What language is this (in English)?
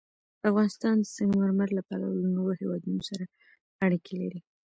Pashto